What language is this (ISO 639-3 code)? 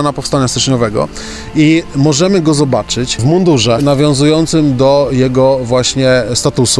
pol